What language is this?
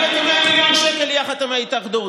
Hebrew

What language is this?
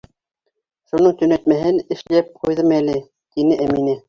Bashkir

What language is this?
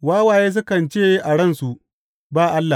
Hausa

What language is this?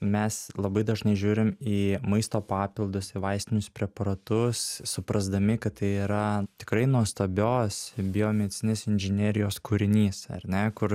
Lithuanian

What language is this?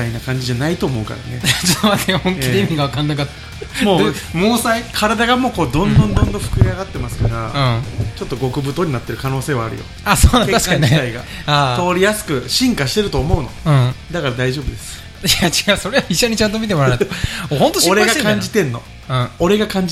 Japanese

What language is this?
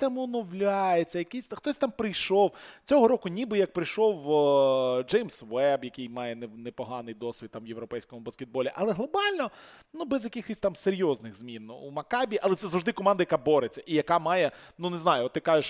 Ukrainian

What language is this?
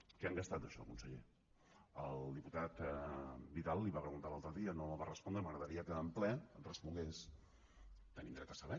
Catalan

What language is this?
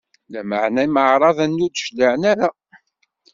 Kabyle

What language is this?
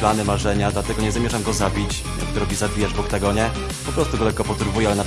Polish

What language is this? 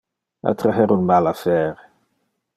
Interlingua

